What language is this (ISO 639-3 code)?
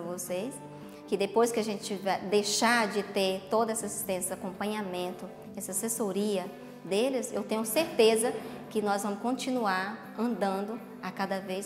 por